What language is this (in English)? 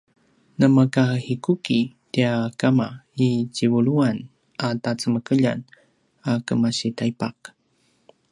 Paiwan